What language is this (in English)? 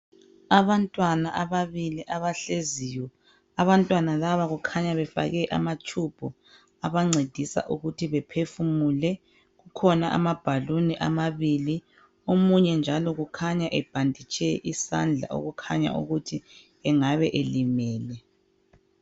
North Ndebele